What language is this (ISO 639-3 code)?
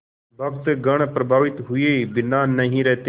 hin